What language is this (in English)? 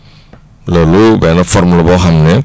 Wolof